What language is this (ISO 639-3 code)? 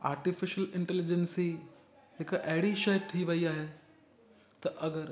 snd